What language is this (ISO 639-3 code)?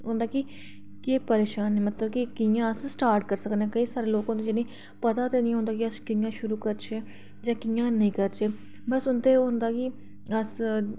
doi